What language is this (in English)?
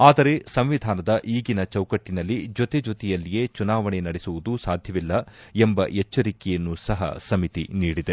Kannada